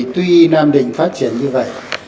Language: Vietnamese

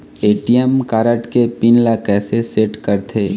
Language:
Chhattisgarhi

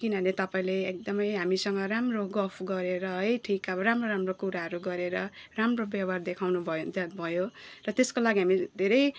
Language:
Nepali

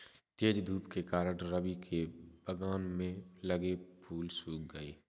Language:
Hindi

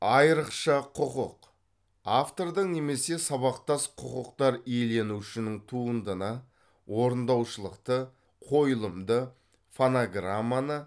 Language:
Kazakh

